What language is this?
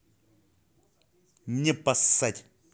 Russian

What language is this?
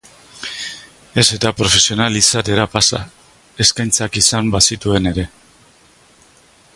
Basque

